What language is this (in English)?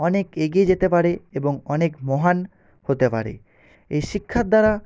Bangla